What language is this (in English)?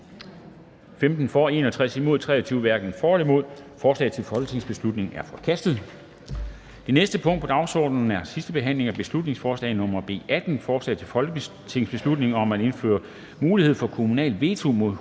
Danish